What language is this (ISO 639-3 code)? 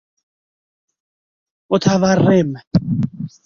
fas